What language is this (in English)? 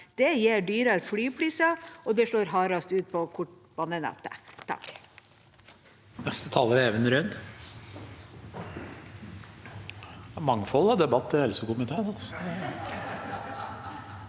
Norwegian